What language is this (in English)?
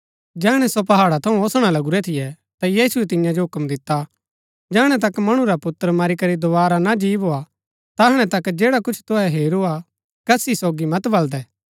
Gaddi